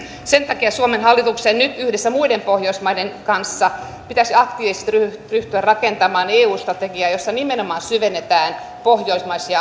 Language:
Finnish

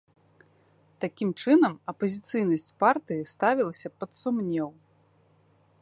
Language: Belarusian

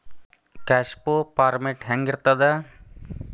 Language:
Kannada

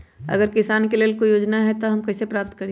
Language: Magahi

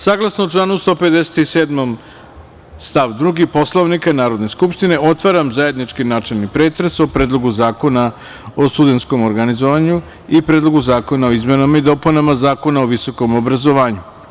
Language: Serbian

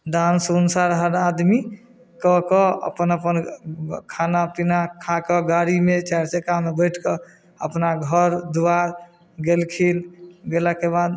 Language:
Maithili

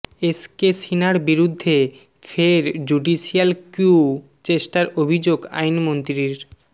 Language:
Bangla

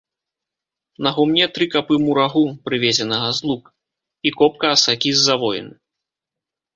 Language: Belarusian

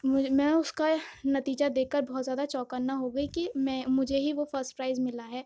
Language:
Urdu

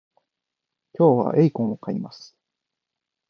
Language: Japanese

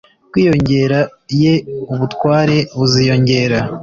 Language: Kinyarwanda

